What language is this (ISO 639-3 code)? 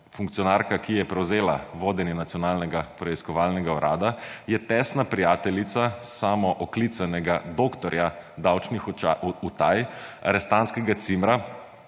slv